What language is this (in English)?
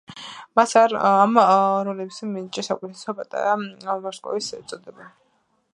Georgian